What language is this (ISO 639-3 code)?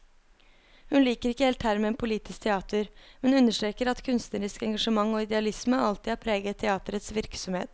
nor